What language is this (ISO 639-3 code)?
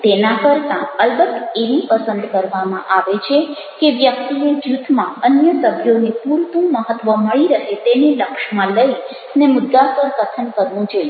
guj